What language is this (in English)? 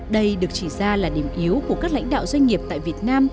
Vietnamese